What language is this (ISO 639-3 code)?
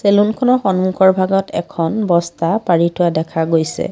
asm